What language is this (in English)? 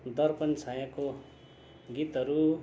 Nepali